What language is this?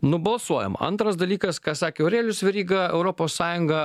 Lithuanian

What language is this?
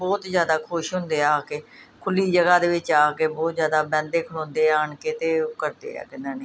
Punjabi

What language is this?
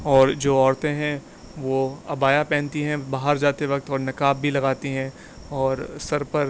Urdu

